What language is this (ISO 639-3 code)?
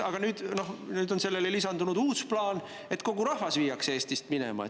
est